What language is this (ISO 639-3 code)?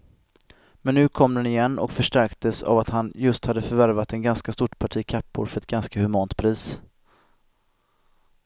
swe